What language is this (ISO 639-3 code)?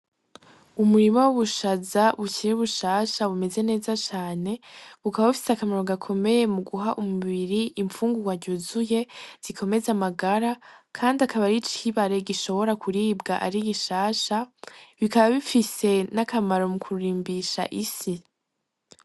run